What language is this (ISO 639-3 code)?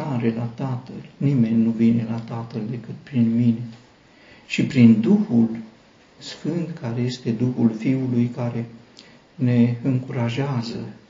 ron